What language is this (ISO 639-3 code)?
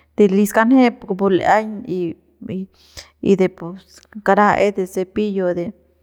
pbs